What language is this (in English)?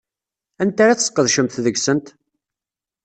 Kabyle